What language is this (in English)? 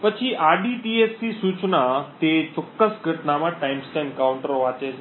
Gujarati